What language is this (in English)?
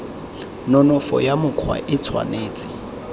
Tswana